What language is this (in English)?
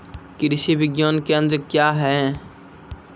Maithili